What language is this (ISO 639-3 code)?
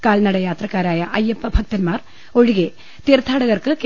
mal